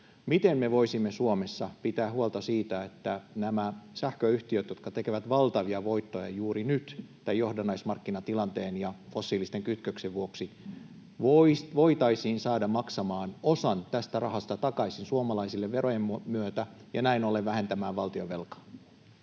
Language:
Finnish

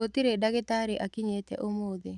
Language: Kikuyu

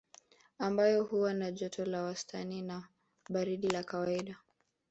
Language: Swahili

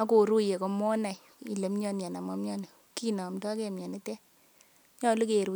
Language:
Kalenjin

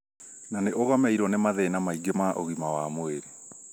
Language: Kikuyu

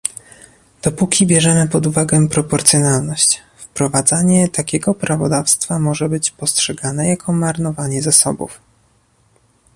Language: Polish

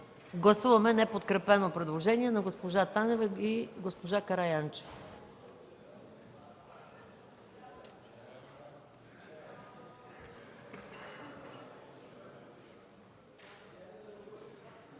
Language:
Bulgarian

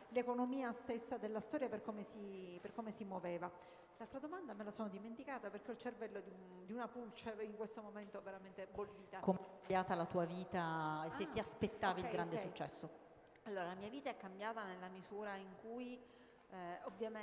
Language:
Italian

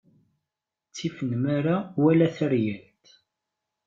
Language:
Kabyle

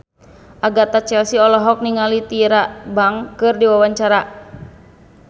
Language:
Sundanese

